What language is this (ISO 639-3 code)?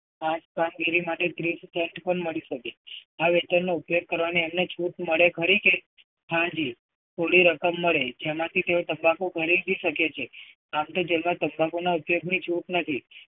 guj